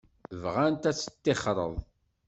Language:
Kabyle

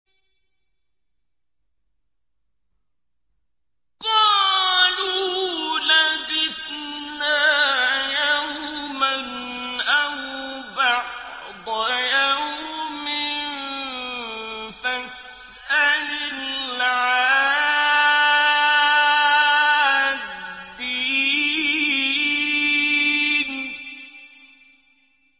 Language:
Arabic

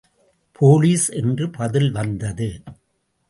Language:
Tamil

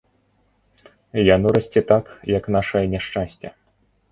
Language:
Belarusian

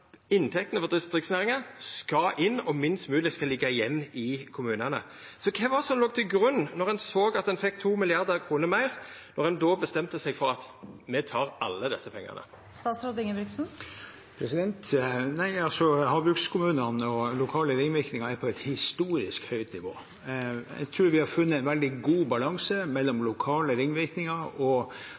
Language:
Norwegian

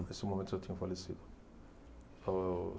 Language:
Portuguese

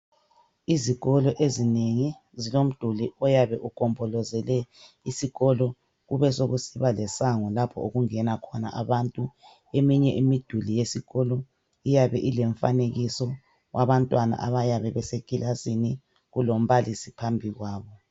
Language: North Ndebele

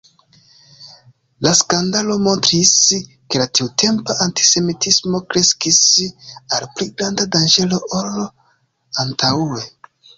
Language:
Esperanto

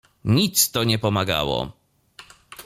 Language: Polish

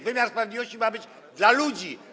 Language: Polish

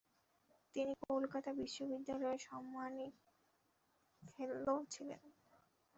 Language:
Bangla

